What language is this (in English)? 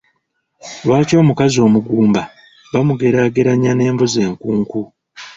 Ganda